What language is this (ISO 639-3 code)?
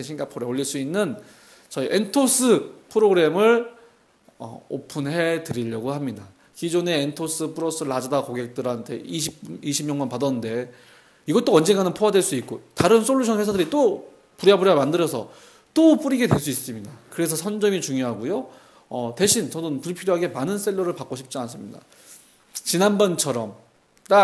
kor